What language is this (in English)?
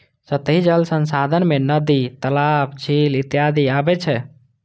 Maithili